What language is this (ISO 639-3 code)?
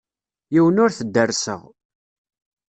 kab